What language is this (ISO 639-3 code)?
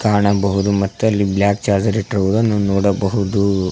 kan